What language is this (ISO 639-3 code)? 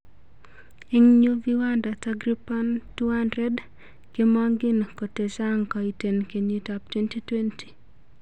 kln